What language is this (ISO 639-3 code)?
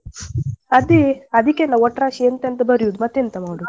kan